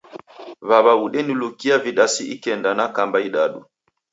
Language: Taita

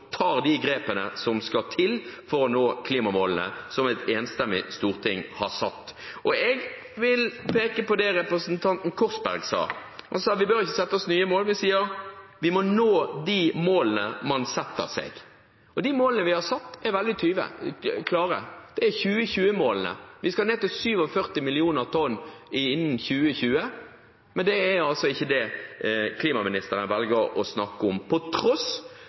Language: Norwegian Bokmål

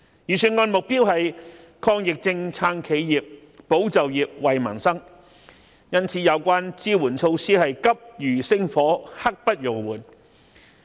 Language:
Cantonese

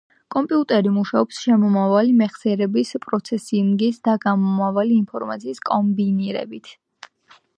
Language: Georgian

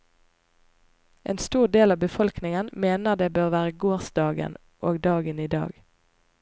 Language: Norwegian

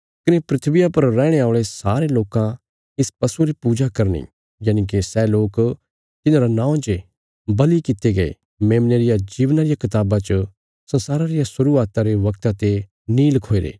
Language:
Bilaspuri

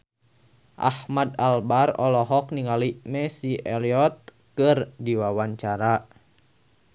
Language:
Sundanese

